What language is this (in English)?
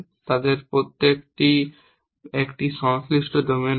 Bangla